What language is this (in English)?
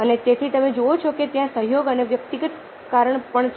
Gujarati